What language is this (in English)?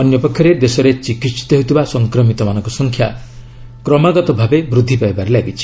Odia